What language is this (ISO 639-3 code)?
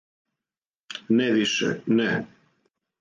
srp